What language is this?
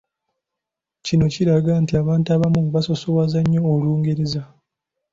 Ganda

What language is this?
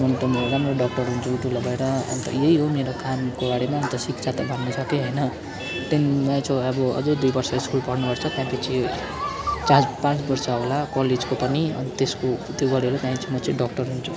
Nepali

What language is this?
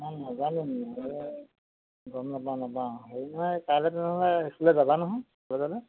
Assamese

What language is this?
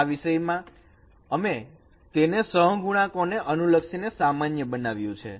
Gujarati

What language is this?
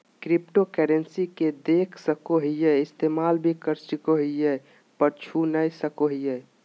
Magahi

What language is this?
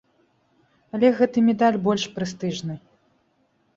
Belarusian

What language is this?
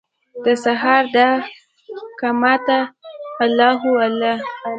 Pashto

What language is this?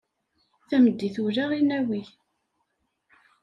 Kabyle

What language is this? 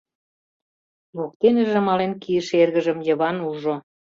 Mari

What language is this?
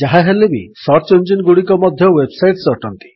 Odia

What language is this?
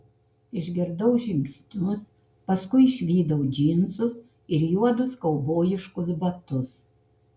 Lithuanian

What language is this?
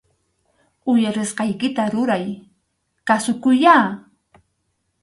Arequipa-La Unión Quechua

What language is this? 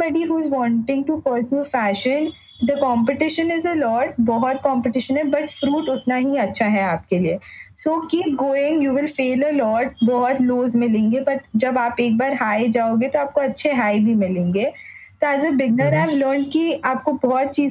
Hindi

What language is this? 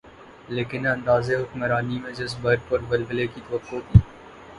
Urdu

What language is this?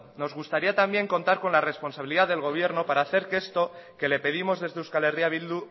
Spanish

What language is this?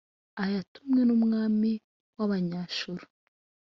Kinyarwanda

